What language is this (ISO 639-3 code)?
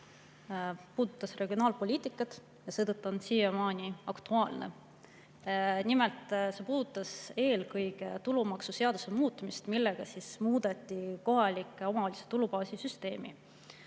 est